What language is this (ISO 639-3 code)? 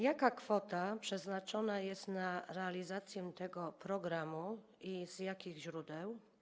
pol